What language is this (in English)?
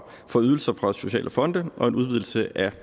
Danish